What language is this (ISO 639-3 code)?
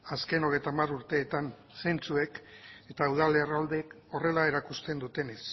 eus